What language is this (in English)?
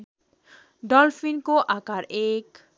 Nepali